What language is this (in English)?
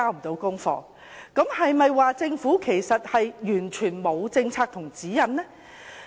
Cantonese